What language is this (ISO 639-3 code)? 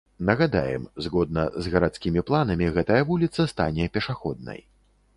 bel